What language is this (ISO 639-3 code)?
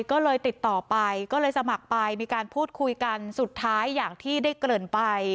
tha